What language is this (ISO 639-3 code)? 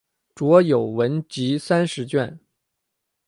zho